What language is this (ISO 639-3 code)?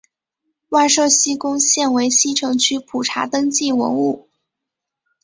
zho